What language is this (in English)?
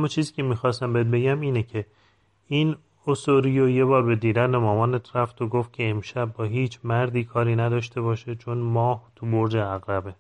Persian